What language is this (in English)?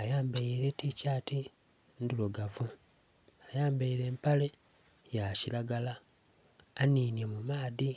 Soga